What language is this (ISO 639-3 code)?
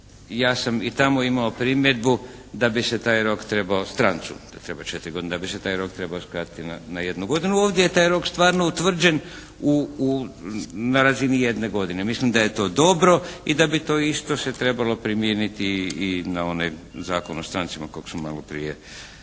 hrv